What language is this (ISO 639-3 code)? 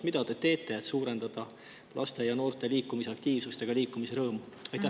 est